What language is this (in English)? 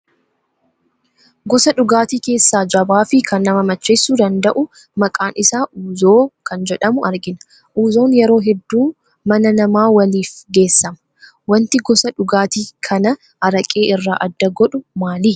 Oromo